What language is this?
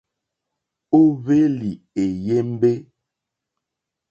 Mokpwe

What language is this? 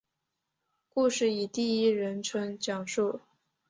Chinese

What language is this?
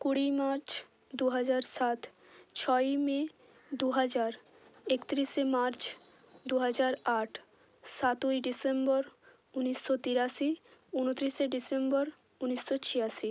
Bangla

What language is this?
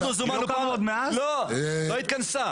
Hebrew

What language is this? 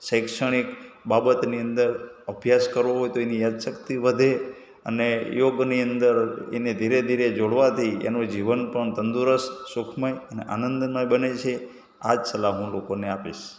Gujarati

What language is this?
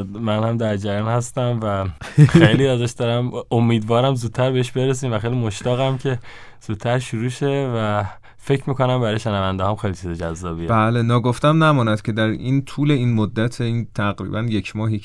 Persian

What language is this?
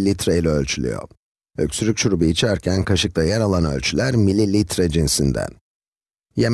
Turkish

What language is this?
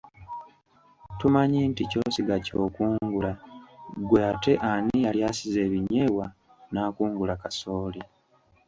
Ganda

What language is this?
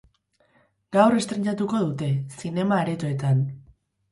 Basque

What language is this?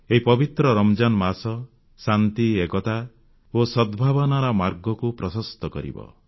Odia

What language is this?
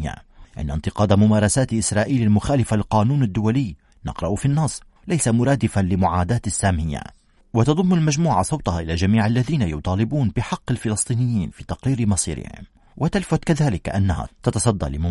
Arabic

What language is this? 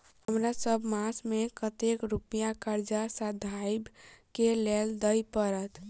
Maithili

